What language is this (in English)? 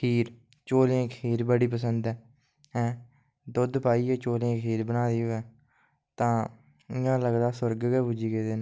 Dogri